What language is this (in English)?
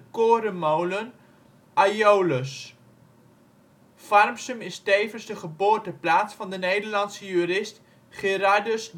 Dutch